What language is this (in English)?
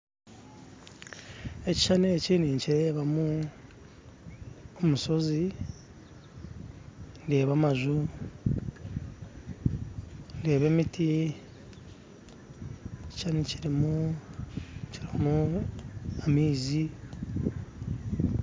Nyankole